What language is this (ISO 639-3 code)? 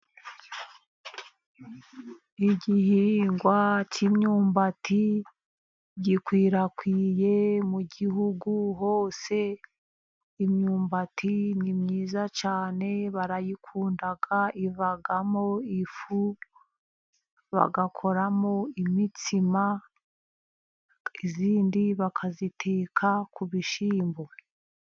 kin